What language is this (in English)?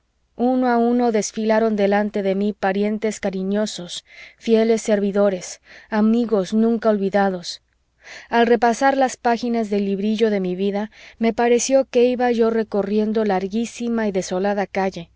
Spanish